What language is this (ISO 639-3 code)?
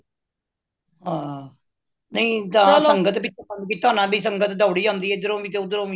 pan